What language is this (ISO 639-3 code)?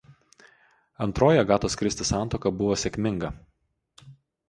lit